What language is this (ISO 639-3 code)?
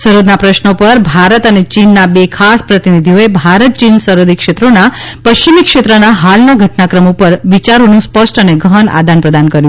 guj